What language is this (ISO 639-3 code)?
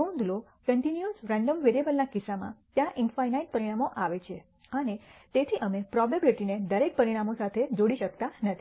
guj